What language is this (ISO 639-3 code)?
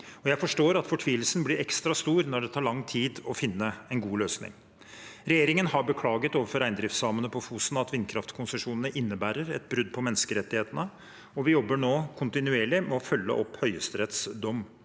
nor